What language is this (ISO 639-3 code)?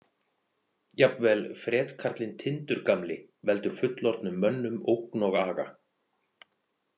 isl